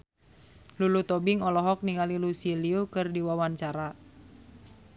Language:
Sundanese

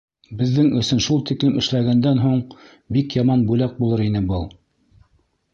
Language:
Bashkir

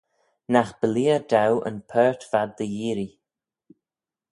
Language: Manx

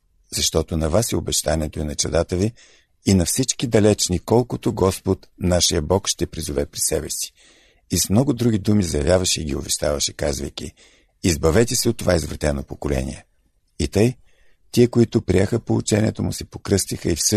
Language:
Bulgarian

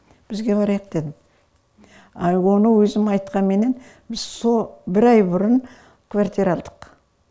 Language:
Kazakh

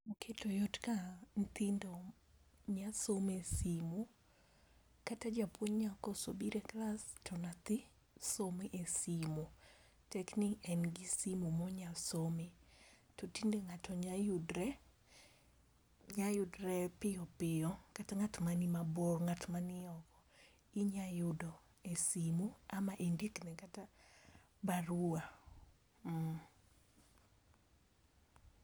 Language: Luo (Kenya and Tanzania)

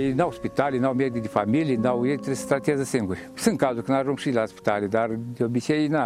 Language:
Romanian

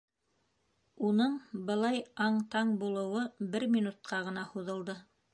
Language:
Bashkir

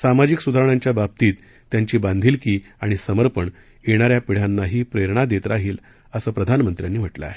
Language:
Marathi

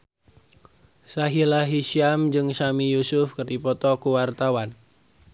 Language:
Sundanese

